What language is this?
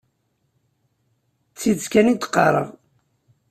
Kabyle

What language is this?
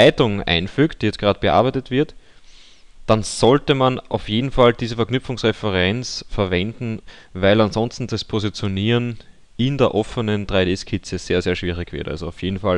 German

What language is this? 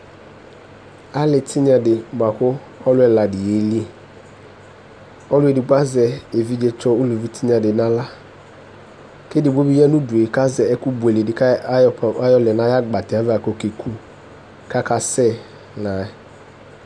Ikposo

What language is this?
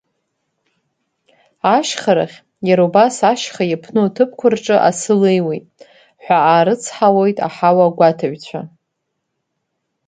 Abkhazian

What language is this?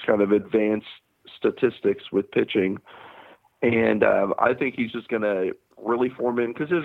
English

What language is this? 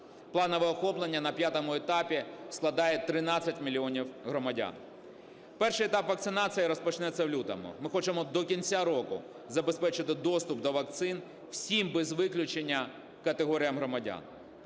Ukrainian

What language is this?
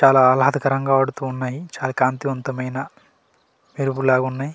Telugu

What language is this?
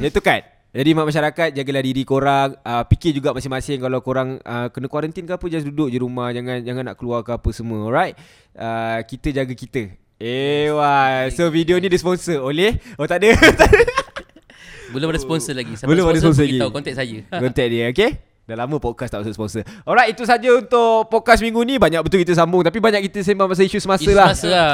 Malay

